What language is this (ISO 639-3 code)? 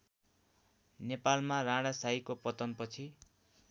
nep